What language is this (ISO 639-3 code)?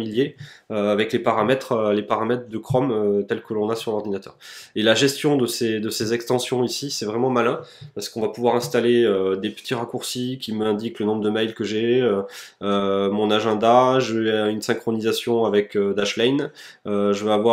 fra